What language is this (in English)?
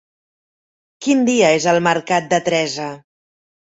Catalan